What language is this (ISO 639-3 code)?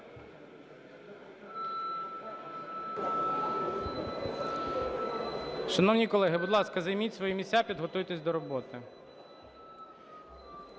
ukr